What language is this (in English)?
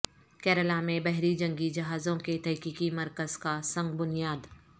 Urdu